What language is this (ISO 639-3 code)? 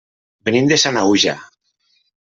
cat